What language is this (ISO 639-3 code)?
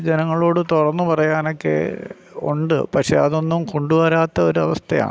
mal